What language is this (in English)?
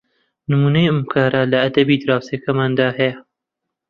Central Kurdish